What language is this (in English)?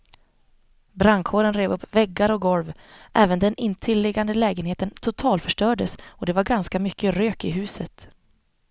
Swedish